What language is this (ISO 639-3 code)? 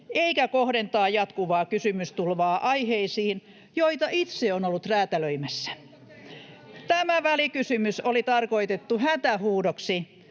fin